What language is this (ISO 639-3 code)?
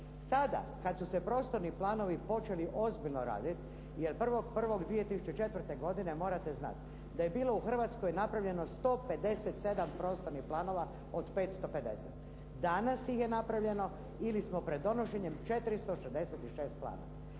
hrv